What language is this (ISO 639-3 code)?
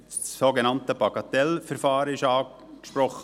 gsw